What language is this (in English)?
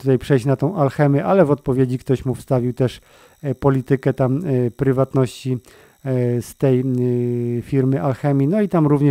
Polish